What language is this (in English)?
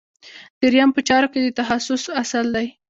Pashto